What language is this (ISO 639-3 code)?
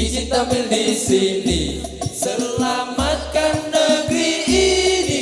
ind